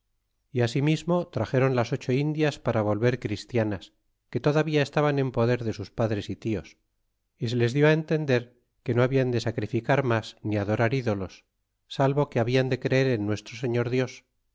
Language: Spanish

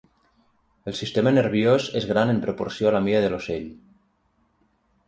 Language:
Catalan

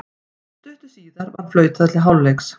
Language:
Icelandic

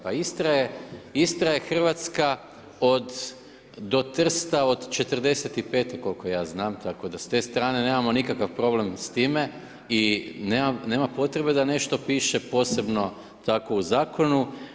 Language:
Croatian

